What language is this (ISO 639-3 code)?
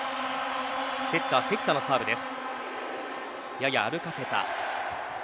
jpn